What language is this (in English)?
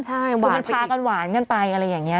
Thai